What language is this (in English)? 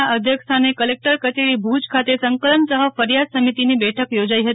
Gujarati